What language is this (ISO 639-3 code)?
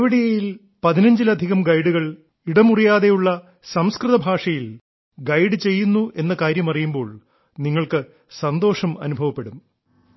mal